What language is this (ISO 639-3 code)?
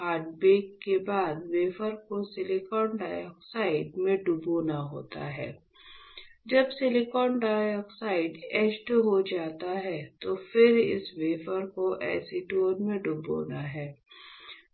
hin